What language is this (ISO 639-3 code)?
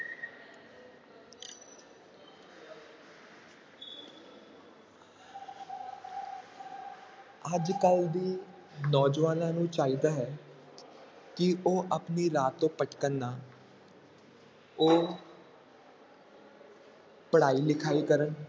pan